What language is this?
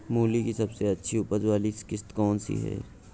Hindi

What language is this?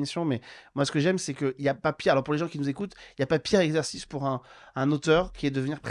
French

